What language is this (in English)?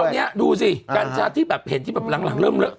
Thai